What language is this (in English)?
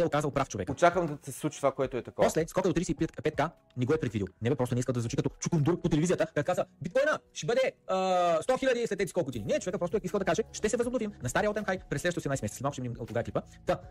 Bulgarian